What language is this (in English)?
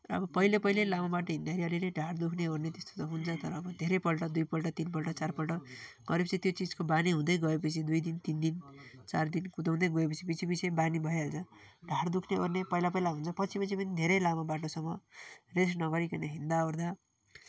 Nepali